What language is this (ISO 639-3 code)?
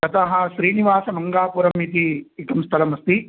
san